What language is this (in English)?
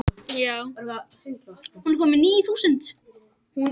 Icelandic